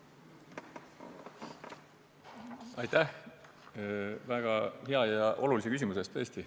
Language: Estonian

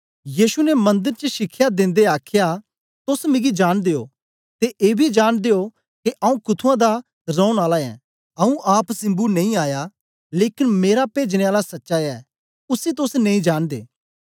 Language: Dogri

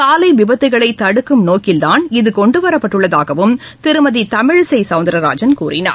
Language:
Tamil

